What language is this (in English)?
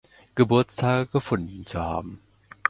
German